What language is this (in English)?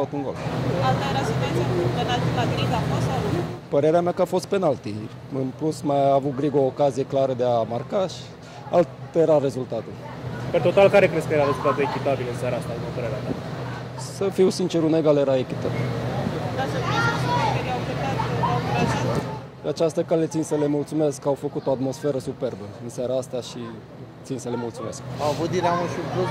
Romanian